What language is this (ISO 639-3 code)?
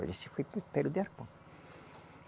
por